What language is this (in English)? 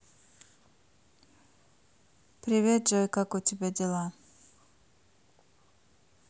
Russian